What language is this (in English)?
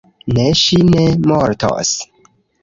Esperanto